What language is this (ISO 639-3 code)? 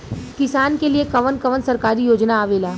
bho